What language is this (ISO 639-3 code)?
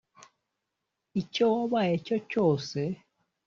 kin